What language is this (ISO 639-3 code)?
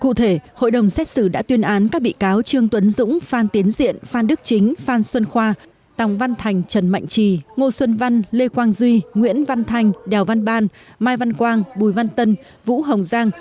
vie